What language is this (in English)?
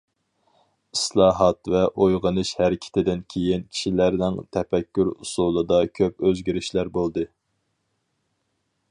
Uyghur